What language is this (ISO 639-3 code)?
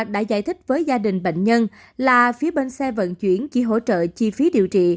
vie